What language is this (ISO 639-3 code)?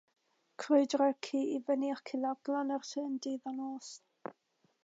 cym